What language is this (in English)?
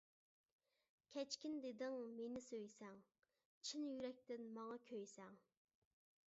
Uyghur